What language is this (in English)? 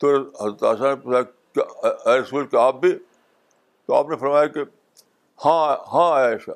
Urdu